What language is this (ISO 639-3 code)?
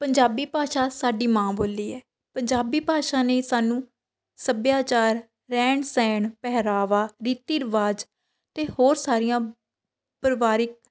pan